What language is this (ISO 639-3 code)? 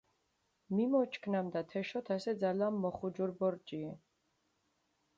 xmf